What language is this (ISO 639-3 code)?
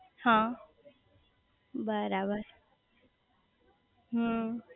guj